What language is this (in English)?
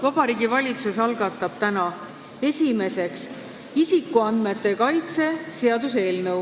Estonian